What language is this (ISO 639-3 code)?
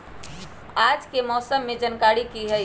mag